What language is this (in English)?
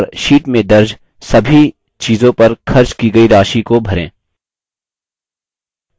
Hindi